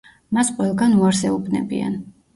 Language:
Georgian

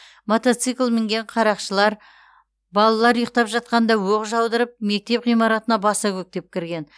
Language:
Kazakh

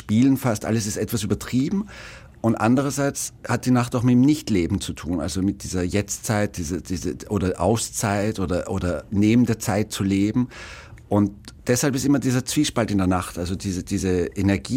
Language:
German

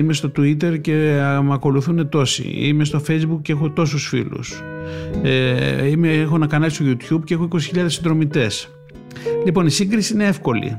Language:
Greek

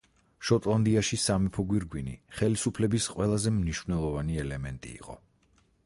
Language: Georgian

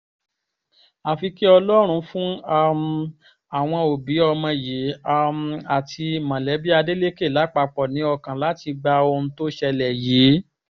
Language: Yoruba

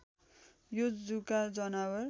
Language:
Nepali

